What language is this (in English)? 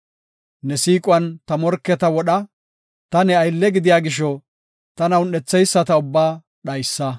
Gofa